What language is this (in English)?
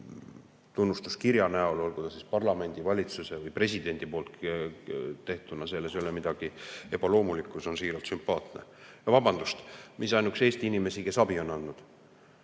Estonian